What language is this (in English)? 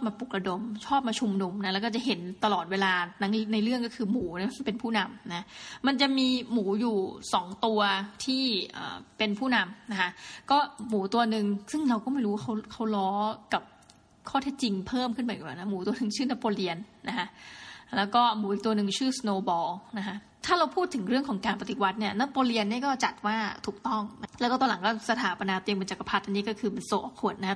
Thai